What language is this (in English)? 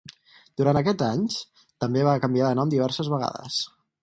Catalan